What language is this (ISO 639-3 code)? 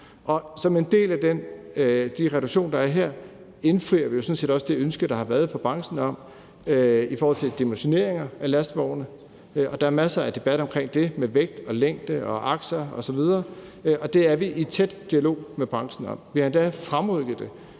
dan